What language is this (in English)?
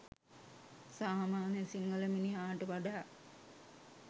Sinhala